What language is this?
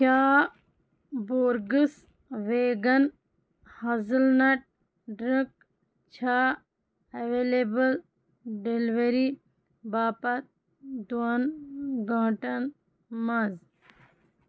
Kashmiri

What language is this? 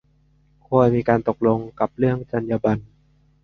Thai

